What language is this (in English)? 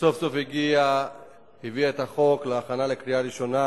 Hebrew